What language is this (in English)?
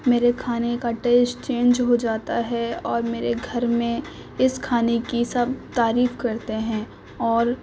Urdu